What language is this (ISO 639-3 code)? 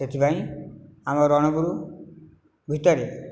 ori